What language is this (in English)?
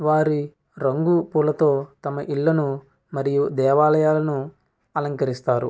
Telugu